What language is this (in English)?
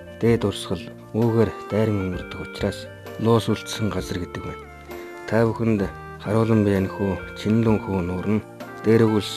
Korean